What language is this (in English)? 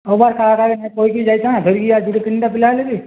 Odia